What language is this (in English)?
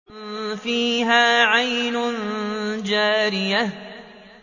Arabic